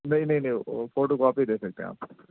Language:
Urdu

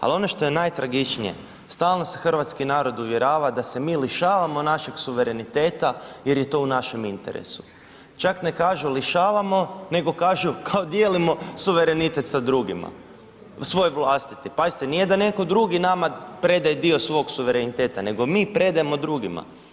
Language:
Croatian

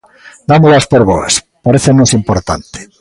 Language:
Galician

